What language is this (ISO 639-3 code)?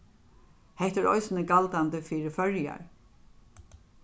fao